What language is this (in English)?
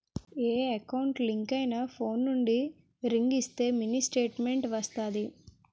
Telugu